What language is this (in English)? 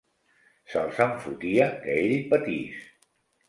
Catalan